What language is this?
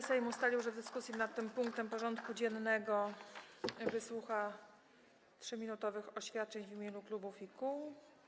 Polish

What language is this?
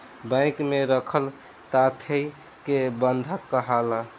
Bhojpuri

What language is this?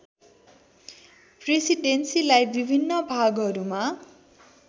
Nepali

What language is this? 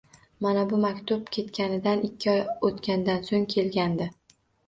Uzbek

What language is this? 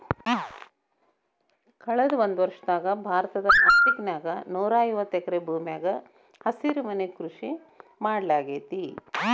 Kannada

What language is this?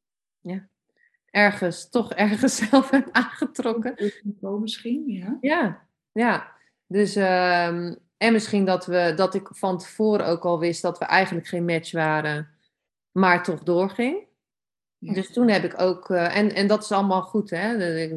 Dutch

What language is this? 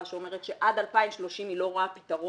Hebrew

